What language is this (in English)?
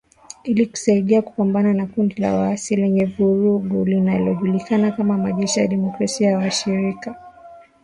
Swahili